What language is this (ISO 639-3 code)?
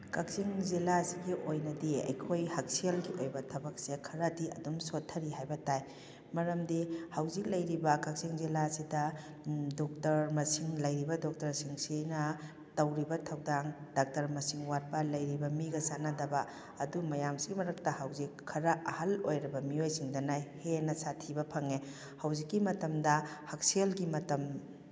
mni